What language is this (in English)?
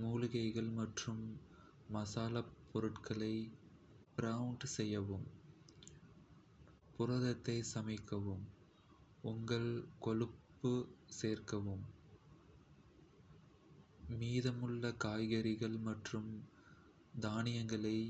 Kota (India)